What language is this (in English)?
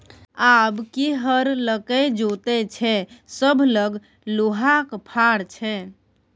Maithili